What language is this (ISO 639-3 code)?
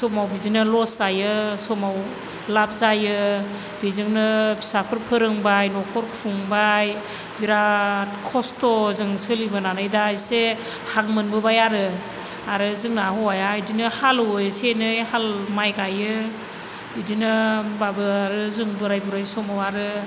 brx